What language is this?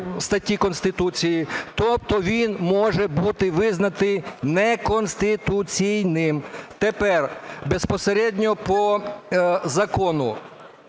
Ukrainian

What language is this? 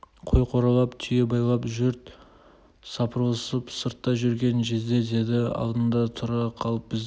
Kazakh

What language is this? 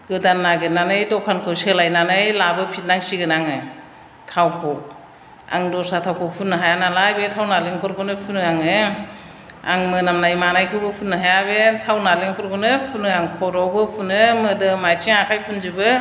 Bodo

